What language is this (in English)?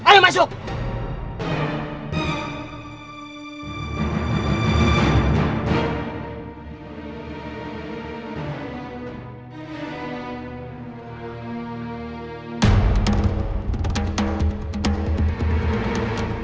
Indonesian